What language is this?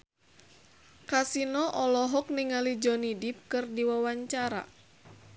Sundanese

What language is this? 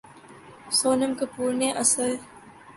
Urdu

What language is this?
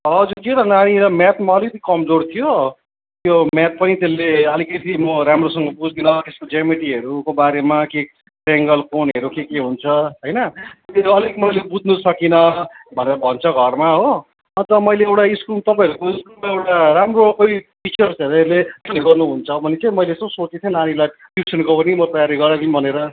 Nepali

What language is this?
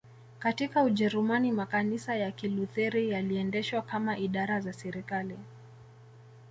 Swahili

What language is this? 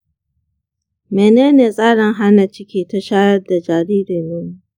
Hausa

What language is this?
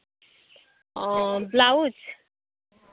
Santali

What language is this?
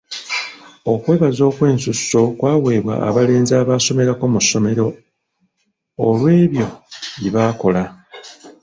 Ganda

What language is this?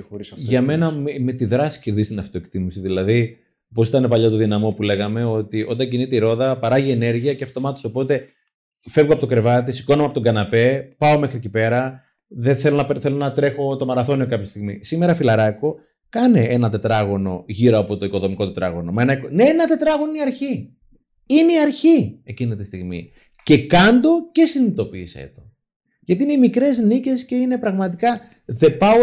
Greek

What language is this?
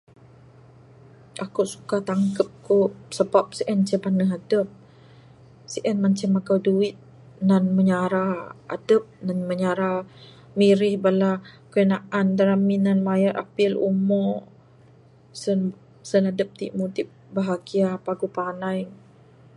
Bukar-Sadung Bidayuh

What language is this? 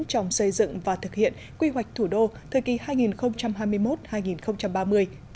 Vietnamese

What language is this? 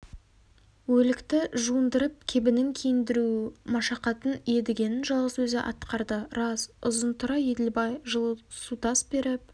Kazakh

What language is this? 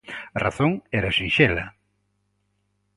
Galician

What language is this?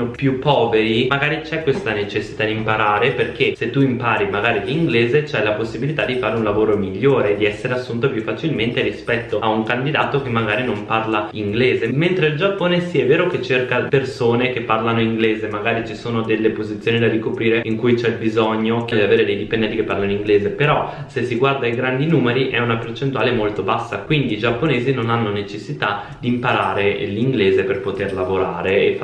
Italian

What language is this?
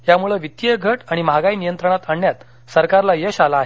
Marathi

